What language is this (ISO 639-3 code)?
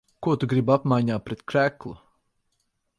lav